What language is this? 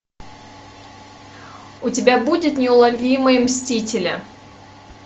Russian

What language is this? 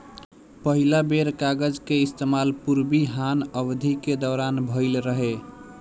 Bhojpuri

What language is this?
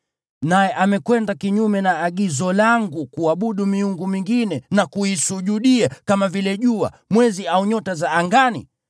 Swahili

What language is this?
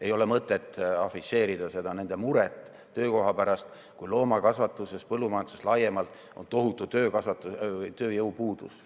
Estonian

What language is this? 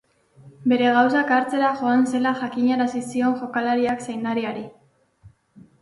Basque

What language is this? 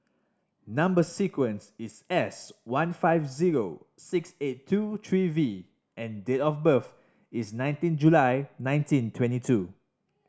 English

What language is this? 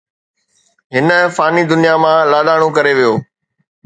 Sindhi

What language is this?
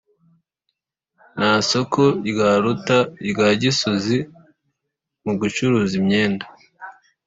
Kinyarwanda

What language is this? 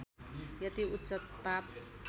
Nepali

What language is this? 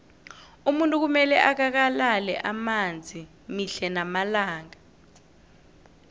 South Ndebele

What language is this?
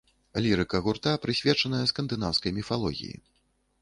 Belarusian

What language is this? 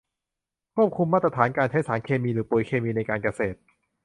Thai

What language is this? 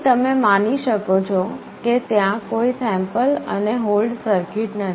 Gujarati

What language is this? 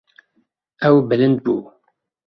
Kurdish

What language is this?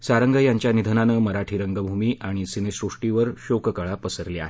Marathi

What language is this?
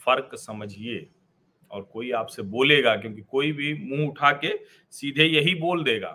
Hindi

